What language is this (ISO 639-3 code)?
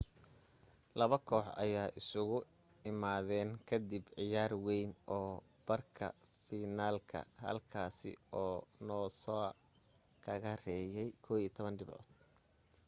som